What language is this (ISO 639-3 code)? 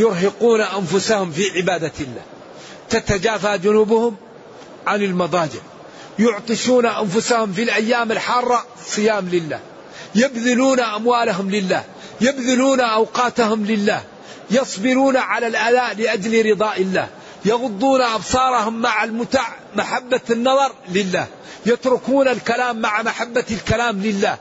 ara